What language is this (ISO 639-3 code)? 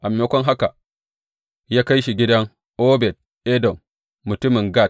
hau